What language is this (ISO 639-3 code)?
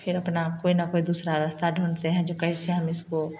hin